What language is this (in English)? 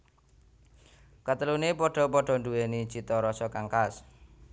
Javanese